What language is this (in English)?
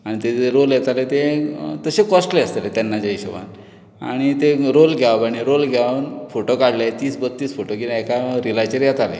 Konkani